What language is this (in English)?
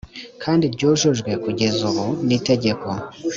Kinyarwanda